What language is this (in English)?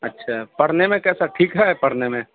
Urdu